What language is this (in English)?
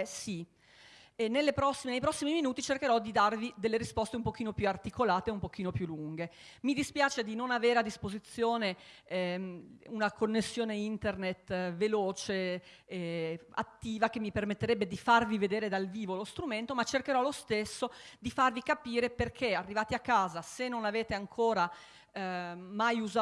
Italian